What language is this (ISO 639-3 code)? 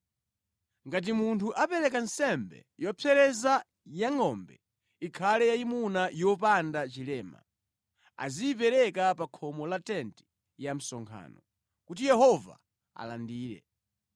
nya